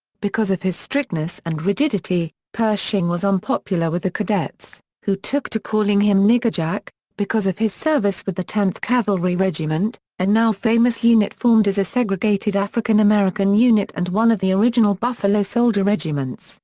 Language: English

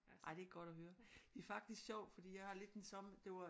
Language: Danish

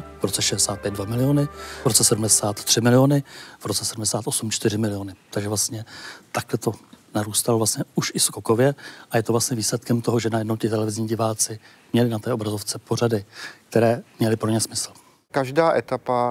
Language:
Czech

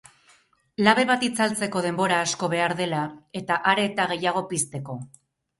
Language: Basque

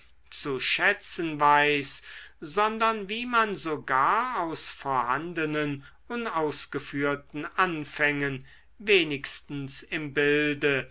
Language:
German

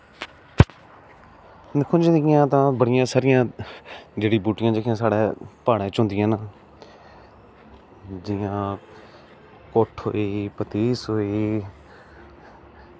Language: Dogri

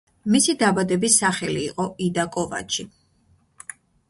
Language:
Georgian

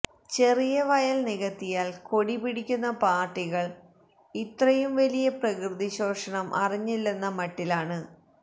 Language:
Malayalam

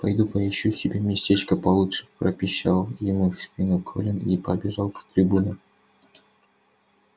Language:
Russian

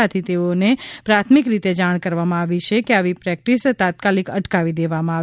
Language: Gujarati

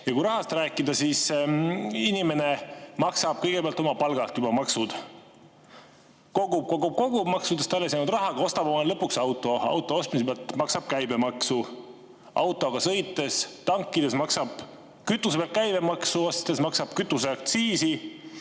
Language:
Estonian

